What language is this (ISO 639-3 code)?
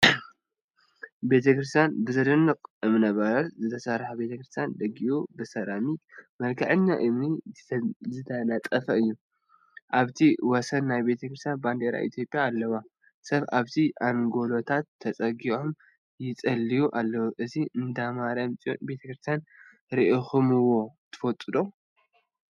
tir